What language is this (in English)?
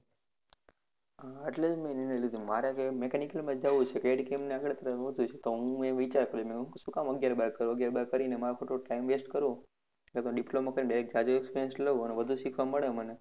Gujarati